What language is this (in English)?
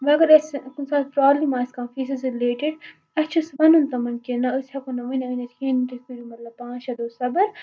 Kashmiri